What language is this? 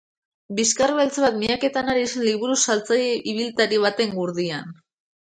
Basque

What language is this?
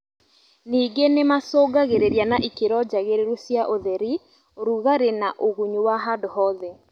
Kikuyu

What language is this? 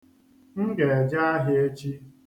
Igbo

